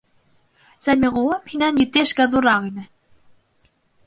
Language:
Bashkir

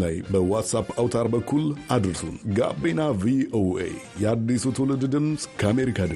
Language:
Amharic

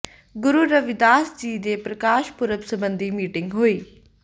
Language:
Punjabi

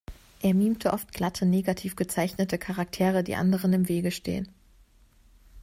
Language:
German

